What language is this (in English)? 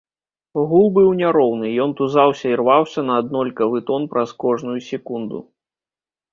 Belarusian